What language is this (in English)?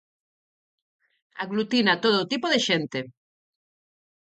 Galician